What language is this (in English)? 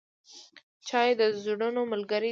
Pashto